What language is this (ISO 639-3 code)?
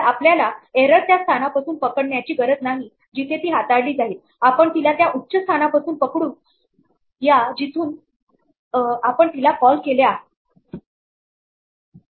mar